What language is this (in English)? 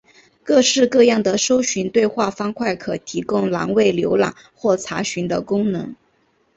Chinese